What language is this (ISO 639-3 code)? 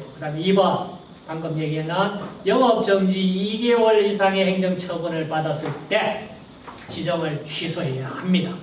kor